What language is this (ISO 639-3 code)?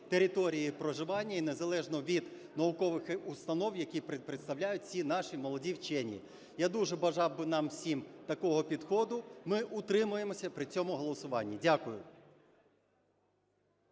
ukr